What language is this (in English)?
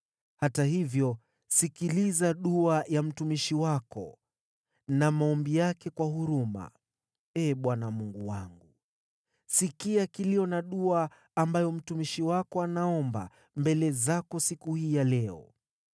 Swahili